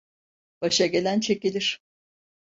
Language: Turkish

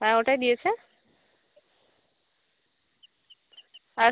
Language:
Bangla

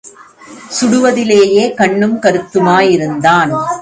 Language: Tamil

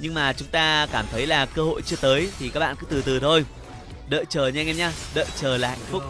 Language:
Vietnamese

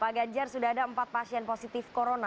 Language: Indonesian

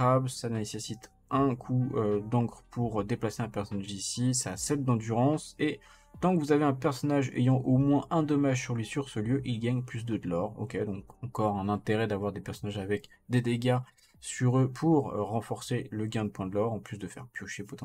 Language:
French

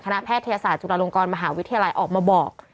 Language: Thai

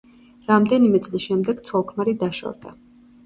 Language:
Georgian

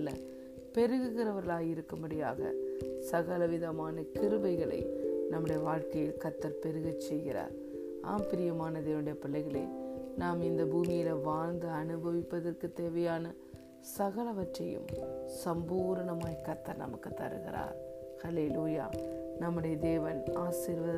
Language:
Tamil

